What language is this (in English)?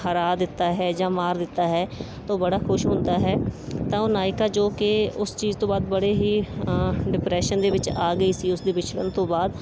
Punjabi